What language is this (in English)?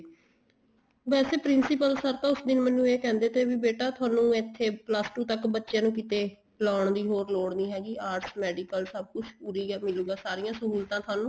Punjabi